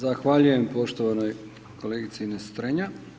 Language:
Croatian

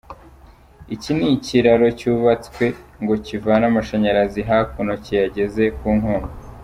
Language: Kinyarwanda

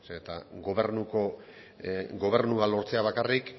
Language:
Basque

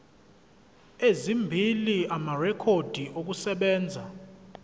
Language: Zulu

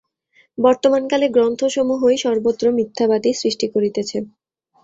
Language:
Bangla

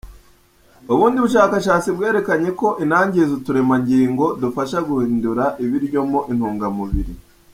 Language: Kinyarwanda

